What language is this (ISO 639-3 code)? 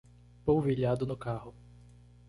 por